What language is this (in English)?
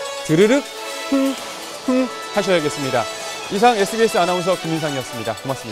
Korean